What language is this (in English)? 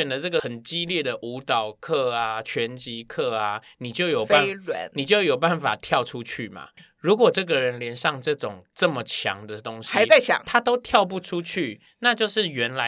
Chinese